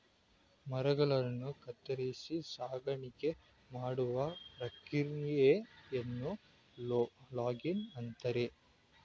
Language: Kannada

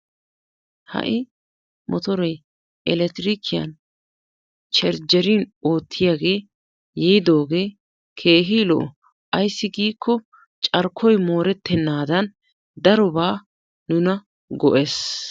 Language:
Wolaytta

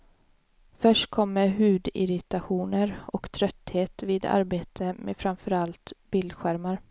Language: Swedish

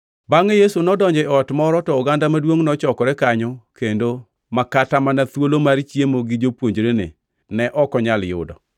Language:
Luo (Kenya and Tanzania)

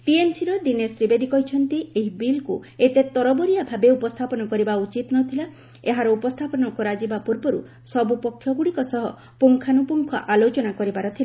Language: Odia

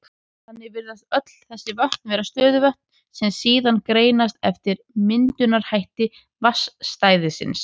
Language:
Icelandic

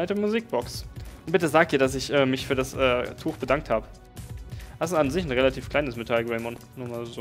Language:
German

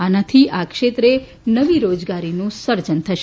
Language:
Gujarati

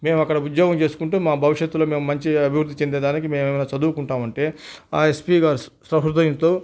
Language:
Telugu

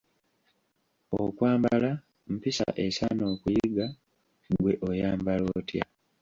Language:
Ganda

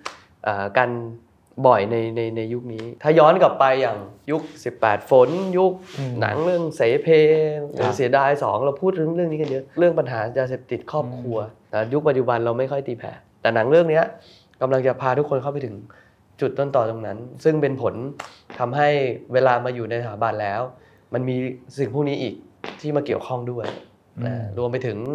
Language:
Thai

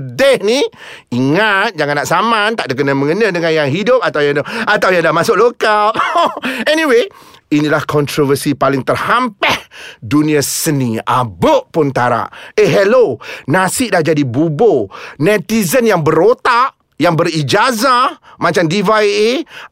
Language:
Malay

